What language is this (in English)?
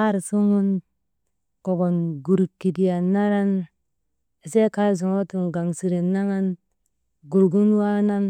Maba